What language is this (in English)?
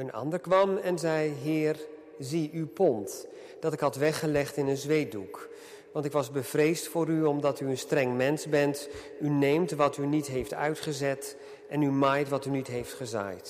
Dutch